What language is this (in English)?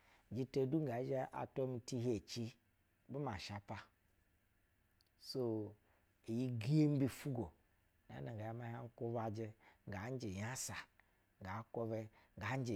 Basa (Nigeria)